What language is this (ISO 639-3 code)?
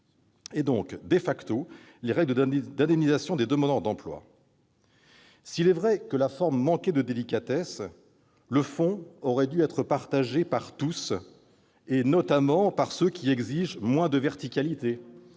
fra